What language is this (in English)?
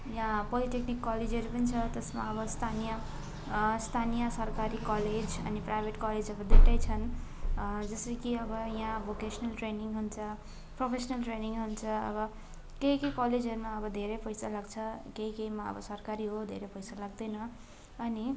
Nepali